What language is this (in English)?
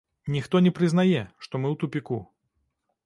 Belarusian